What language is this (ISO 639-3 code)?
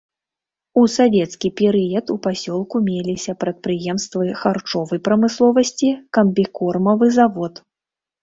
bel